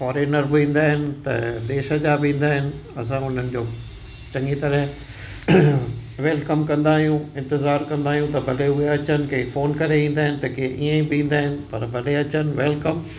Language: Sindhi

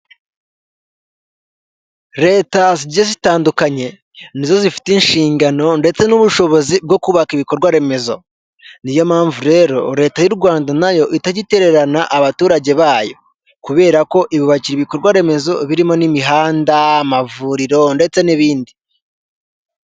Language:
Kinyarwanda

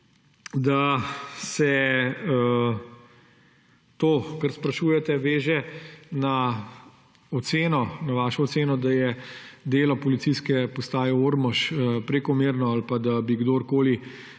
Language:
Slovenian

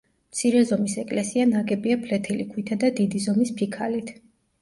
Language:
Georgian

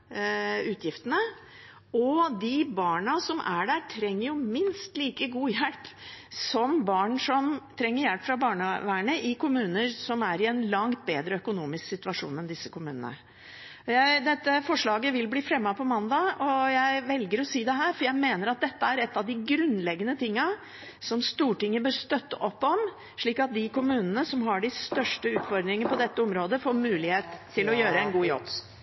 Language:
Norwegian Bokmål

